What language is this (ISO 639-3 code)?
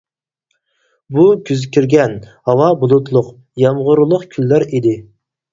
uig